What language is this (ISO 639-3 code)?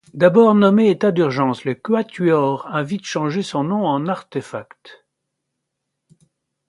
fra